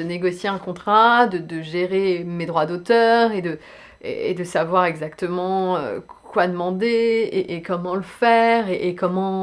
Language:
French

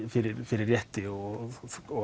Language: Icelandic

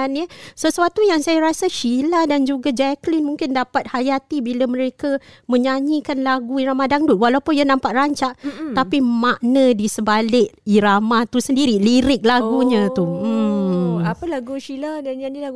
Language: Malay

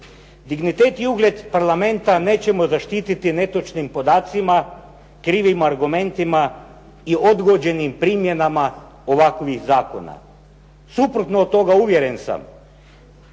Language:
Croatian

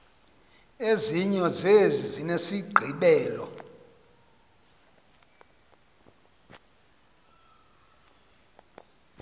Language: Xhosa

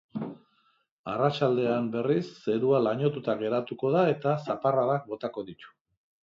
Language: Basque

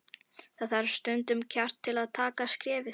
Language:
Icelandic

